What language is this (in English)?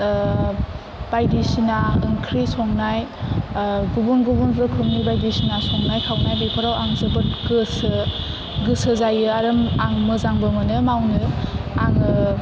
Bodo